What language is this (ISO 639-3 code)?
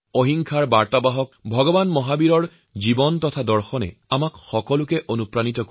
asm